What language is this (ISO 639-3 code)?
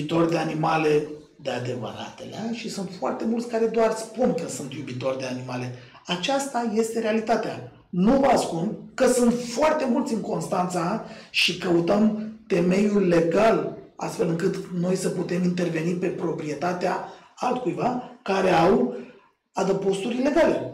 ron